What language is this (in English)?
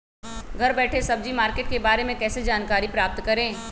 Magahi